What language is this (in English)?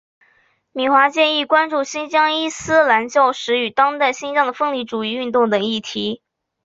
Chinese